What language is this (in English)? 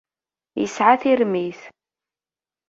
Kabyle